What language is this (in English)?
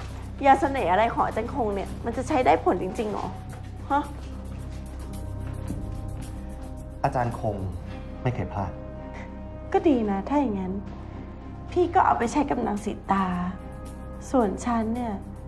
Thai